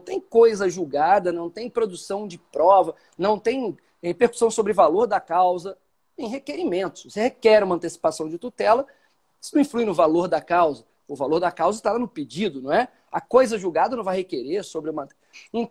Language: Portuguese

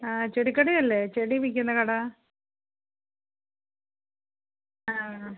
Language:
Malayalam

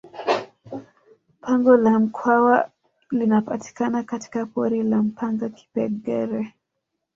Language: Swahili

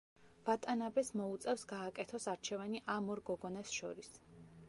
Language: Georgian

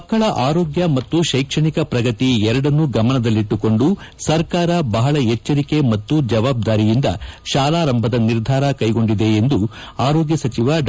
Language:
Kannada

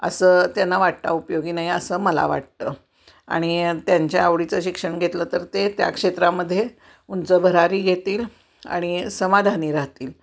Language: Marathi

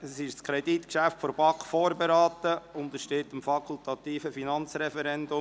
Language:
Swiss German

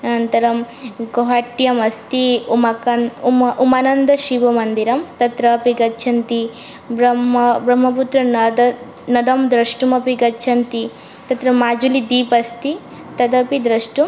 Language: Sanskrit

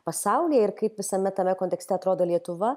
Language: Lithuanian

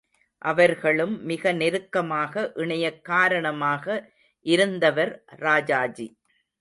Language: Tamil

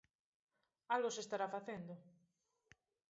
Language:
Galician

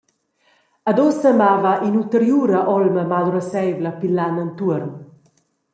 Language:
Romansh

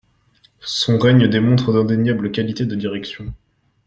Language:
French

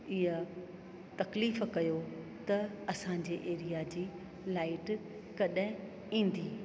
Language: Sindhi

